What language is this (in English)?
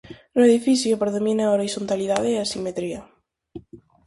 Galician